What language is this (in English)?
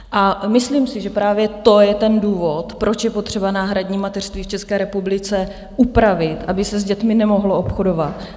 Czech